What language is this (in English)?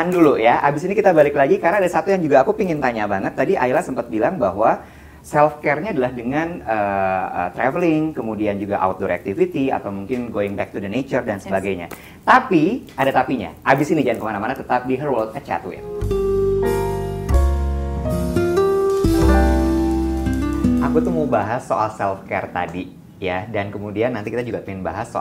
Indonesian